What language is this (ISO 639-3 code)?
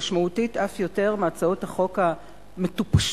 heb